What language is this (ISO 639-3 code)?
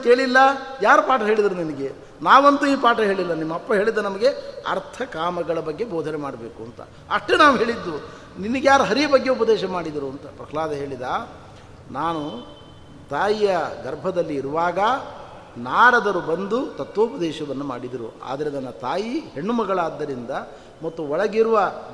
kan